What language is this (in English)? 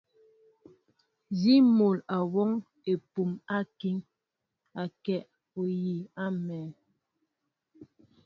Mbo (Cameroon)